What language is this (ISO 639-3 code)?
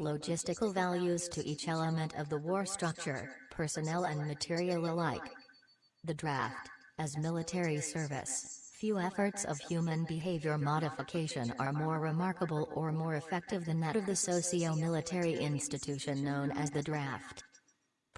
eng